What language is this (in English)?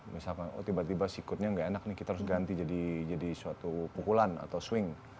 Indonesian